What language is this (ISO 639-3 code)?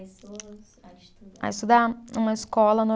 por